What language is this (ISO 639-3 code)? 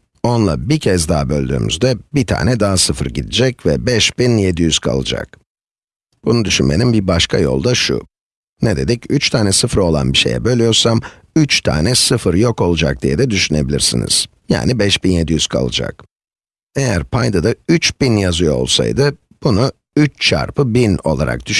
tur